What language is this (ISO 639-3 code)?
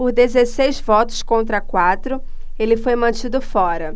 por